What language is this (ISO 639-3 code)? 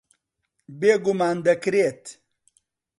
ckb